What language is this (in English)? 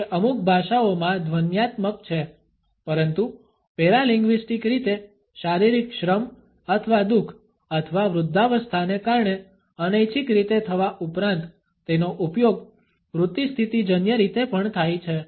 Gujarati